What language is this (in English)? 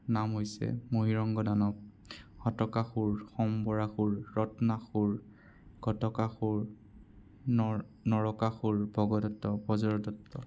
Assamese